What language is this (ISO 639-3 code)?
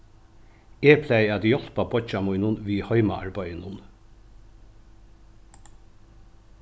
fao